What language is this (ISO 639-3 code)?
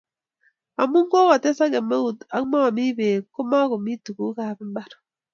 kln